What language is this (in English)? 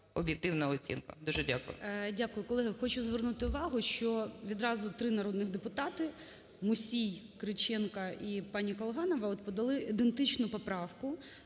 Ukrainian